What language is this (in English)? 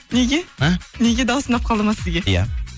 Kazakh